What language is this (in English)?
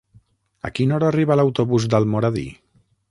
Catalan